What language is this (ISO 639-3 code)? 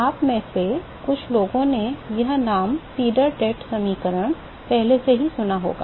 hin